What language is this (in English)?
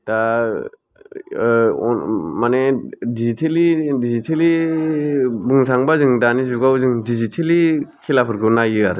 Bodo